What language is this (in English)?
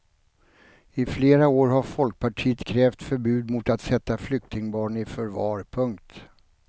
Swedish